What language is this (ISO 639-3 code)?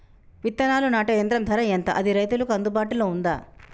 tel